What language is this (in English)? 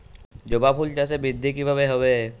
Bangla